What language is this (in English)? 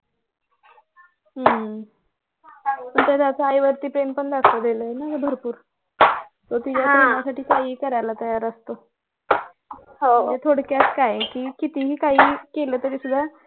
Marathi